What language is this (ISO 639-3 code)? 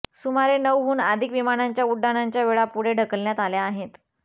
mar